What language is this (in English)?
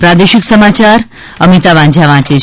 Gujarati